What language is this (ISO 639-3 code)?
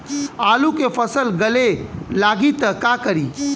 bho